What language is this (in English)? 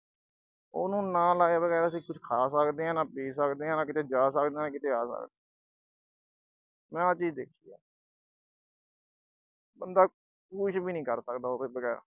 Punjabi